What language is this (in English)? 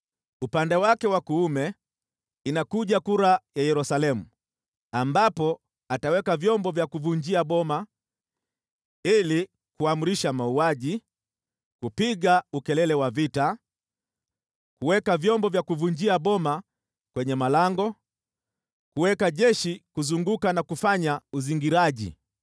Swahili